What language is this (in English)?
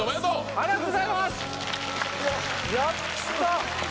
Japanese